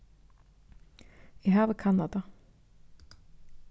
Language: Faroese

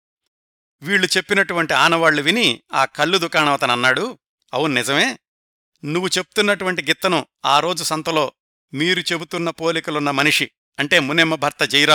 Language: Telugu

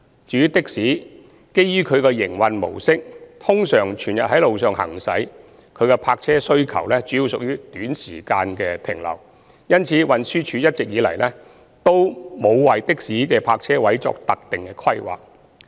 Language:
Cantonese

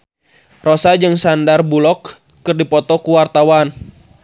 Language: Sundanese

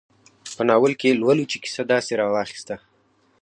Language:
Pashto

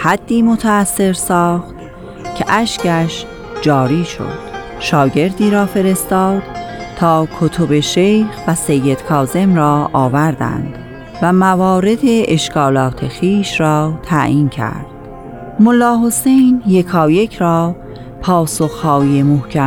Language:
Persian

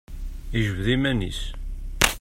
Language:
Kabyle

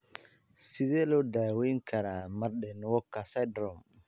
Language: Somali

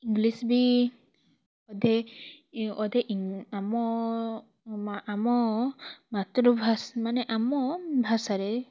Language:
Odia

